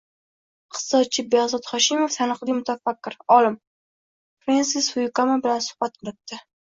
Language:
Uzbek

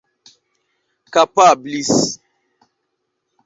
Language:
Esperanto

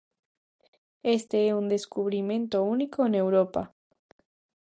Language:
Galician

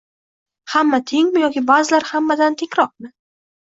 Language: Uzbek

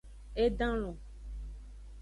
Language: Aja (Benin)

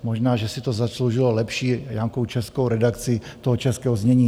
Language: Czech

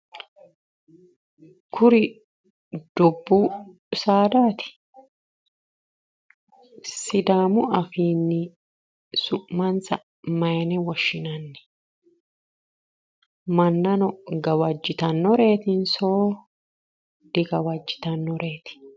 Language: Sidamo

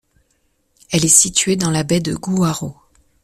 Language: French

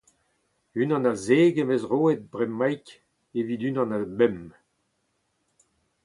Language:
Breton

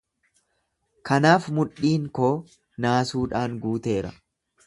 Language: Oromo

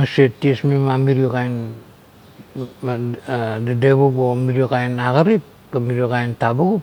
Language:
Kuot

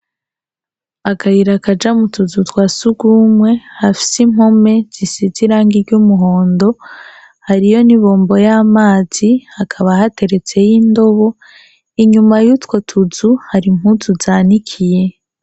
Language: Rundi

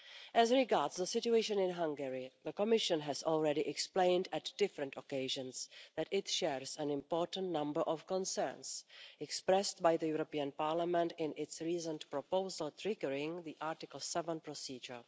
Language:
English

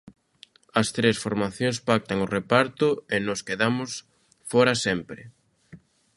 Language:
Galician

